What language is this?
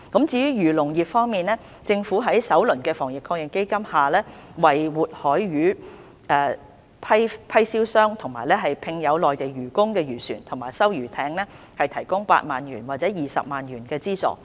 Cantonese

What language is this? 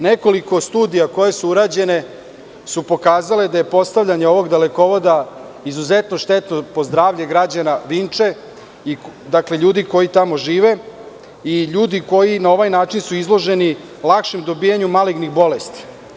Serbian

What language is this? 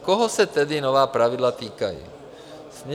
Czech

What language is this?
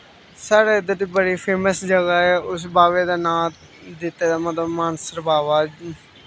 Dogri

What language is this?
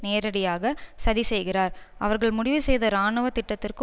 Tamil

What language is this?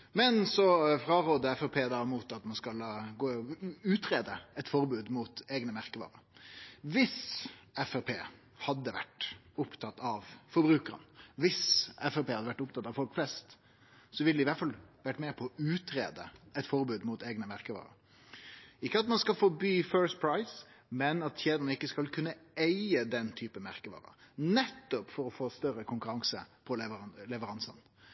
Norwegian Nynorsk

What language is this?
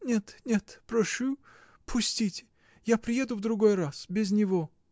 Russian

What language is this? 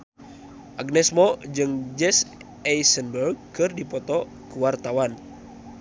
Sundanese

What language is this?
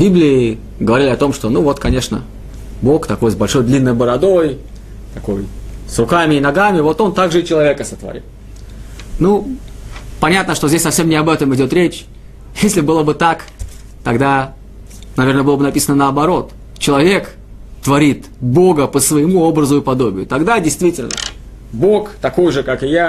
Russian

